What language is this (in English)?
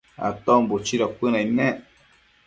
Matsés